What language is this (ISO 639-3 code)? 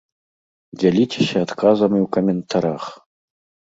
bel